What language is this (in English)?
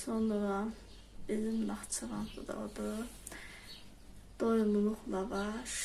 Turkish